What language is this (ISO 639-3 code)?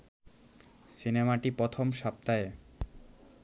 ben